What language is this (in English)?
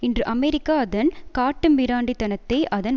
Tamil